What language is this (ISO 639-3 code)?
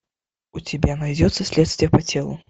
rus